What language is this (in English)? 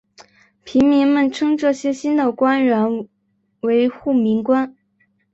Chinese